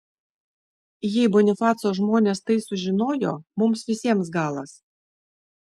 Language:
Lithuanian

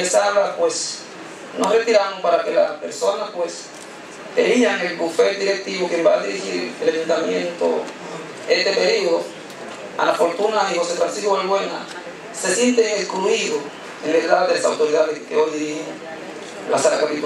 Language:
Spanish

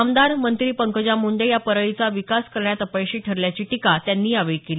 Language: Marathi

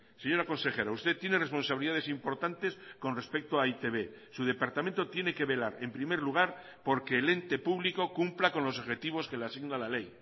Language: Spanish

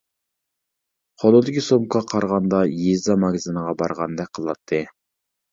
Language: Uyghur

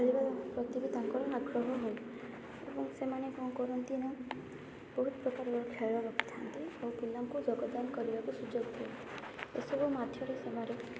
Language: Odia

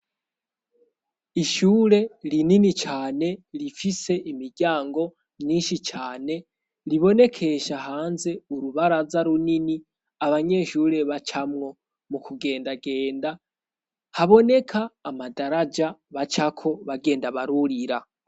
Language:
Rundi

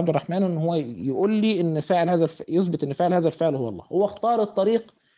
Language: Arabic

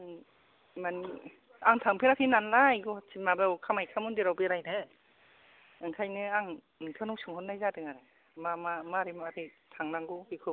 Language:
Bodo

